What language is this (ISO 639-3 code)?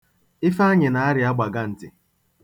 ibo